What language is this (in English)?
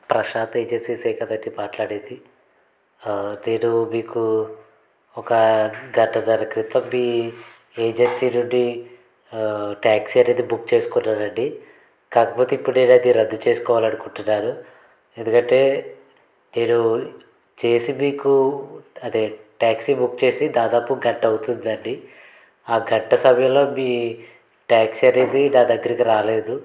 Telugu